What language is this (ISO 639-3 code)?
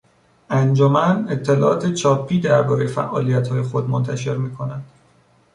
fas